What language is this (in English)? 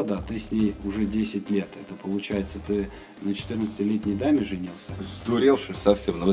Russian